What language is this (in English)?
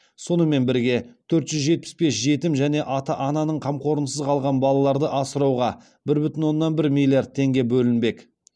Kazakh